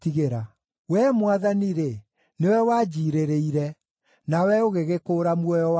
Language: Kikuyu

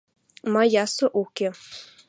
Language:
Western Mari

